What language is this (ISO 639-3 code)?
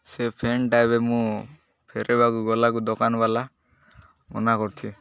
ori